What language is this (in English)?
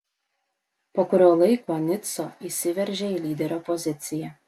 Lithuanian